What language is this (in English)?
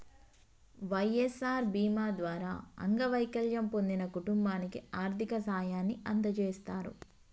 Telugu